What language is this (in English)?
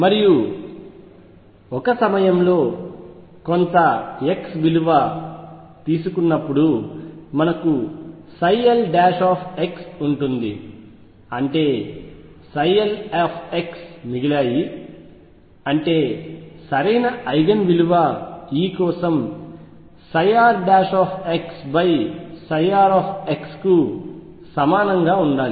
Telugu